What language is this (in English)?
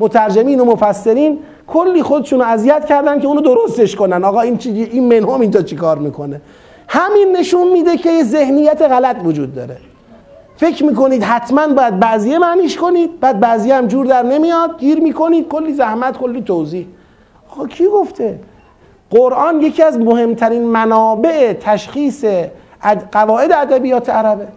Persian